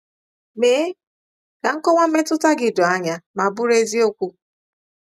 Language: Igbo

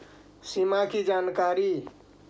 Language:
Magahi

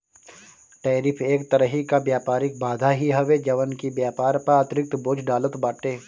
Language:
Bhojpuri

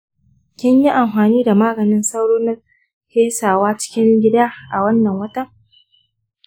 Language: Hausa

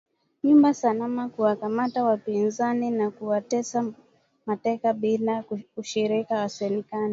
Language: Swahili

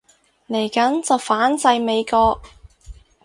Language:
Cantonese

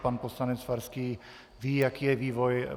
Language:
Czech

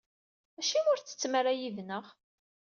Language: Kabyle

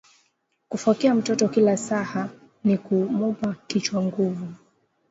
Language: Swahili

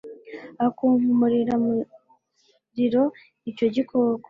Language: Kinyarwanda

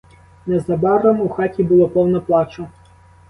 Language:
Ukrainian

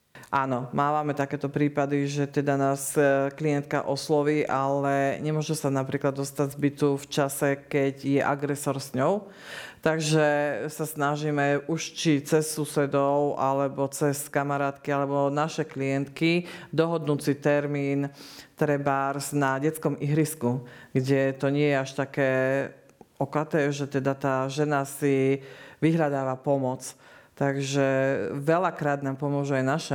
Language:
Slovak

